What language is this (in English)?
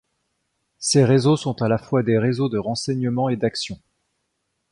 French